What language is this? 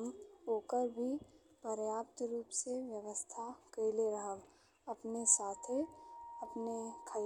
Bhojpuri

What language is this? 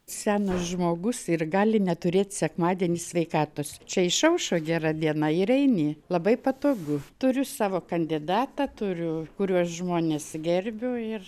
Lithuanian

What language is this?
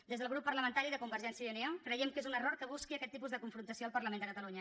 Catalan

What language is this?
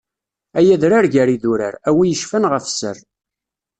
Kabyle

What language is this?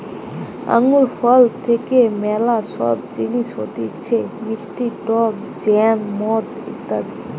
Bangla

